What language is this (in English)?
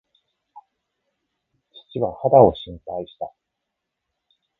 Japanese